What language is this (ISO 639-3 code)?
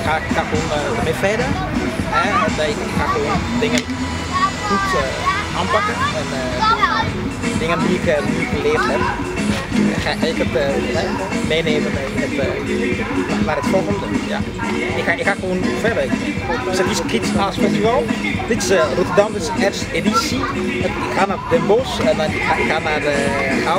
nld